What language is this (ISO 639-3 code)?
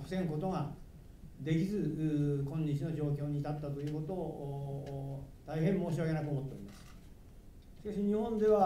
jpn